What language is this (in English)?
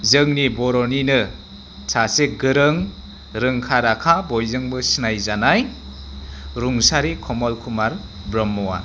Bodo